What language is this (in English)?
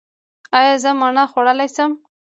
Pashto